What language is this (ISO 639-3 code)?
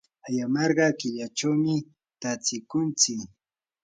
qur